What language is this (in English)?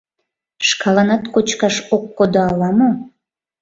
Mari